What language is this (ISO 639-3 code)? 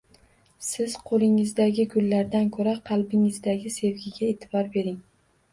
uzb